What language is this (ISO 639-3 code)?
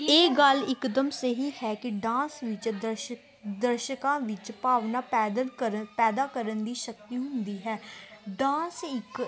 pan